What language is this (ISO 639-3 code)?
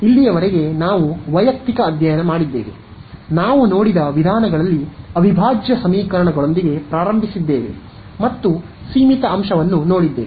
kan